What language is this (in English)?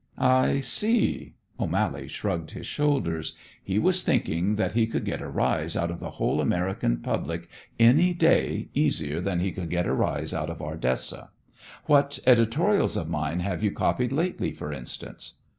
English